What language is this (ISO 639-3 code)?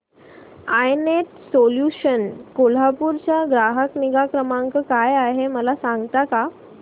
mar